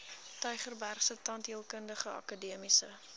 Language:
Afrikaans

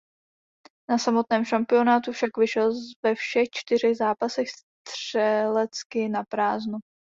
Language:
Czech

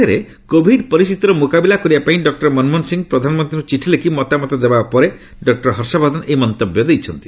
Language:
Odia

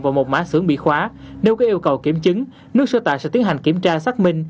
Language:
Vietnamese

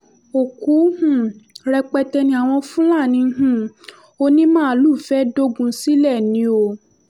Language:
Yoruba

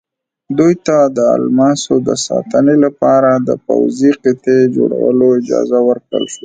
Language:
Pashto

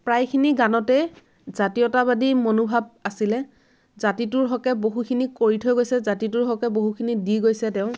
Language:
Assamese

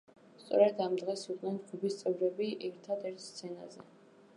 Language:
Georgian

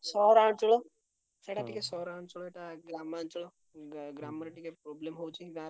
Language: Odia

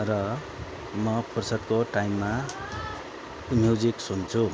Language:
Nepali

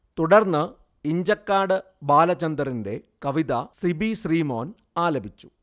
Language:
Malayalam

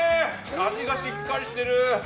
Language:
Japanese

